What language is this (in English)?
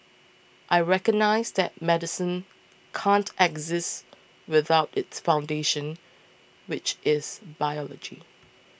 English